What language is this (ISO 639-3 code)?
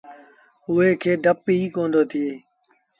sbn